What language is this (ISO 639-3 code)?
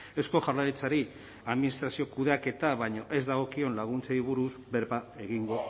eus